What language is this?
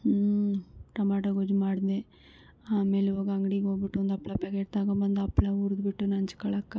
Kannada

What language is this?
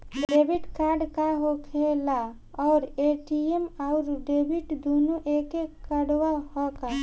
Bhojpuri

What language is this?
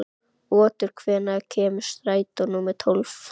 Icelandic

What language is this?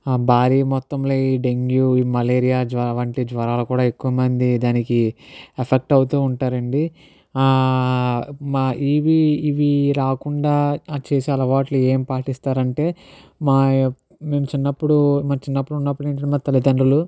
Telugu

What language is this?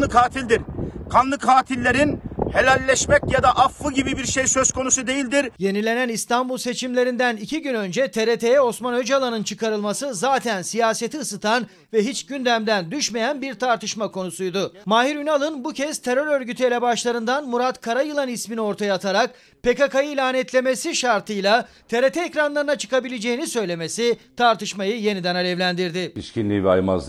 Turkish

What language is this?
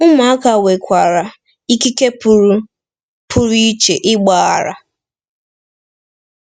Igbo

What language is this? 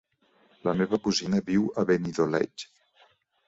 Catalan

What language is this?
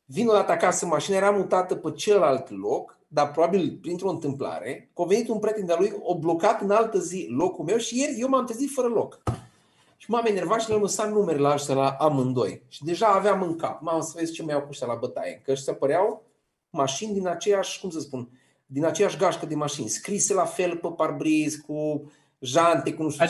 Romanian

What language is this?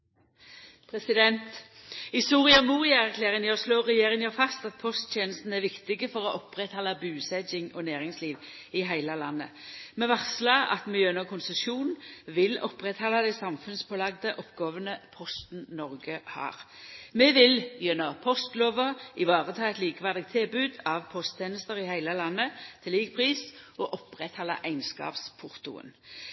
Norwegian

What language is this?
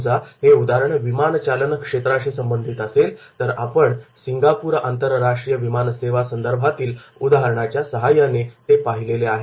Marathi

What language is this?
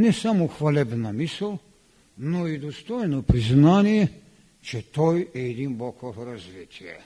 Bulgarian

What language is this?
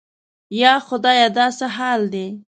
Pashto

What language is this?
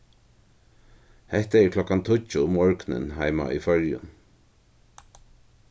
Faroese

